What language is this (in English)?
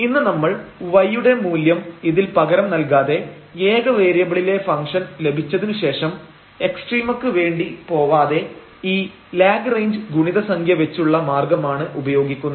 Malayalam